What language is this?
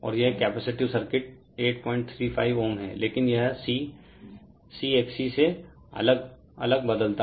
Hindi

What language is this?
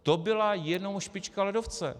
Czech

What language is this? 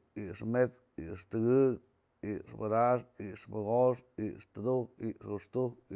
Mazatlán Mixe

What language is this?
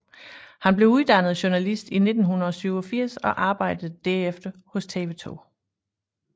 Danish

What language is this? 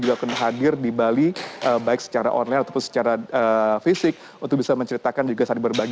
Indonesian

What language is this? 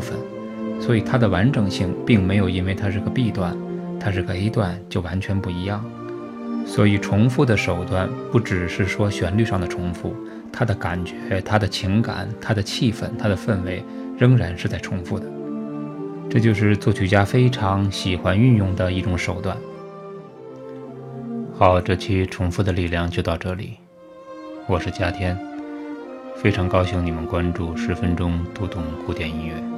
Chinese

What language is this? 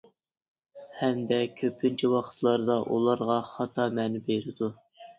Uyghur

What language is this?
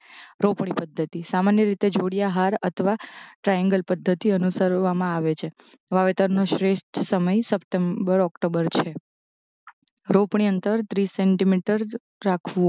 Gujarati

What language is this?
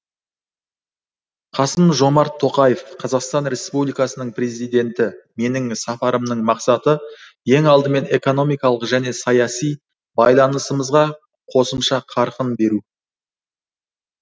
Kazakh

